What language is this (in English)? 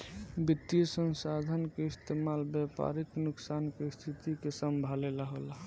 Bhojpuri